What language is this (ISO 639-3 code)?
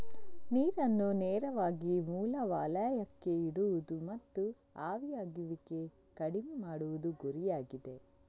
kan